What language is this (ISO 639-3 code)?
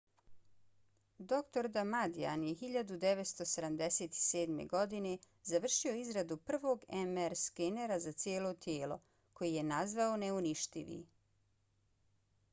bos